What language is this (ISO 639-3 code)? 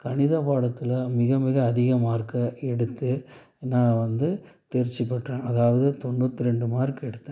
tam